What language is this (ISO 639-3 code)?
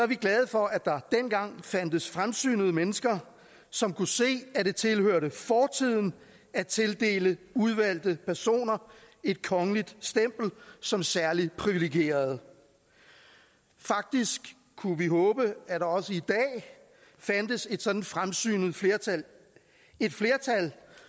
dan